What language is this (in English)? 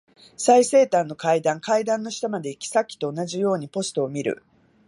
Japanese